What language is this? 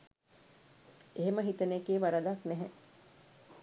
Sinhala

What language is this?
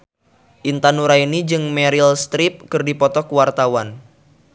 Sundanese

